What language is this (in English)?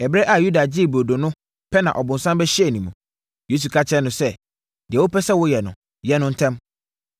Akan